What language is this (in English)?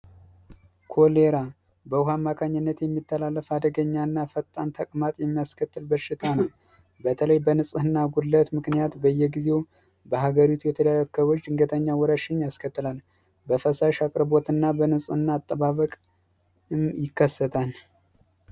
Amharic